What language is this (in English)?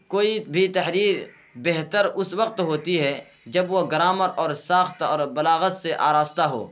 Urdu